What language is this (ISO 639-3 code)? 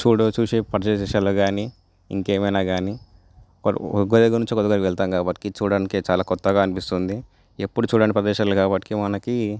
tel